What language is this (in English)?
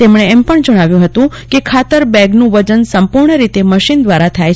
Gujarati